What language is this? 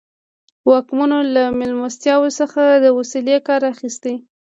Pashto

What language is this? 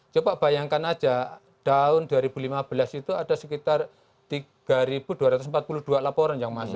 Indonesian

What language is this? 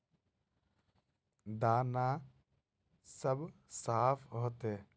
Magahi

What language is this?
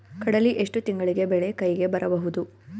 Kannada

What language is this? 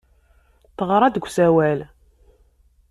Kabyle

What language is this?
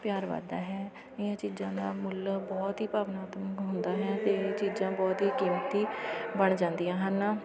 Punjabi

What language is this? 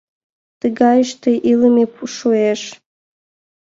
Mari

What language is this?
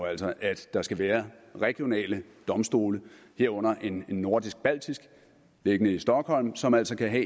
Danish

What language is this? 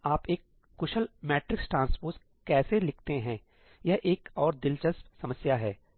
Hindi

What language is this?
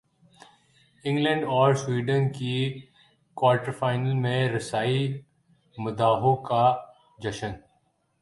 Urdu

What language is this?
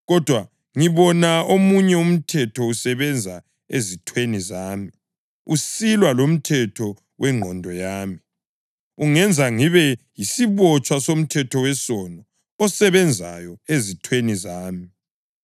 North Ndebele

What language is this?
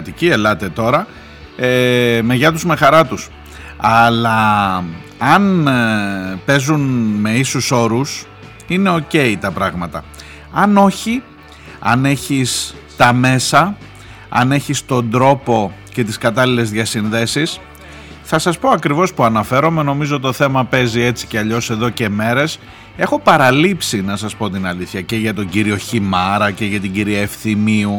Greek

